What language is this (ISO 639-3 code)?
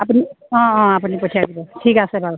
asm